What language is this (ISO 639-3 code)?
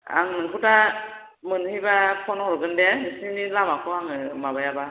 brx